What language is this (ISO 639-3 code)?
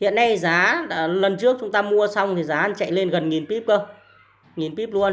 vie